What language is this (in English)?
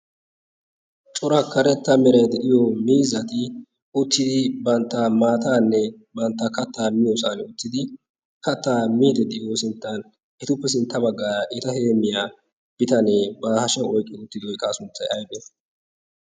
Wolaytta